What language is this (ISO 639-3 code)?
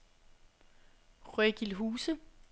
dan